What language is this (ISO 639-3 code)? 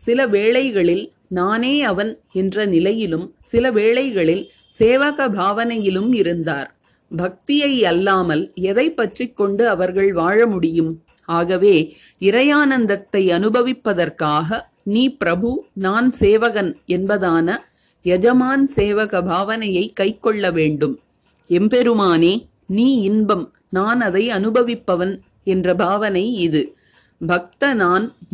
tam